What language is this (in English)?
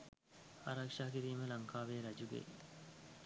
Sinhala